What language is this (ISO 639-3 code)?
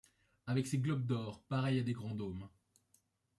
fra